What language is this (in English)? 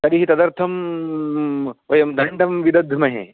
Sanskrit